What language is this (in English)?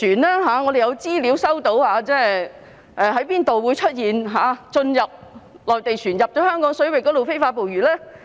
Cantonese